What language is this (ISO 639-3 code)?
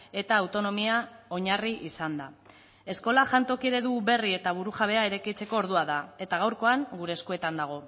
eus